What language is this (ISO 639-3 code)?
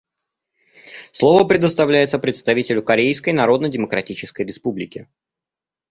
rus